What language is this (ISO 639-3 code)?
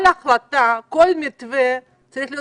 heb